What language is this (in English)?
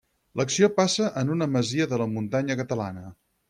Catalan